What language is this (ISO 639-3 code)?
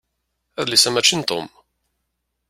kab